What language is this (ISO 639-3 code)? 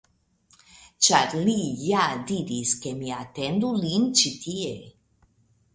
epo